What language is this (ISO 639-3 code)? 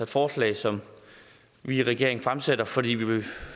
dan